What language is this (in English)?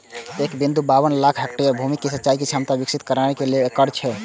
Maithili